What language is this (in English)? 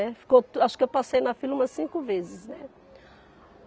Portuguese